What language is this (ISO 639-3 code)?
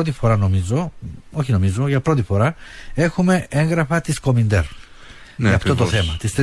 ell